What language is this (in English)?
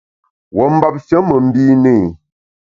Bamun